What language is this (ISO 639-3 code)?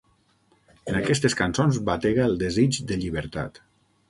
cat